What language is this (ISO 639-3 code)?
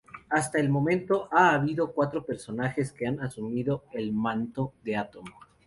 spa